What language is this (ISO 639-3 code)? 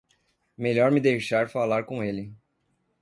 por